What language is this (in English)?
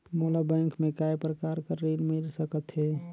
Chhattisgarhi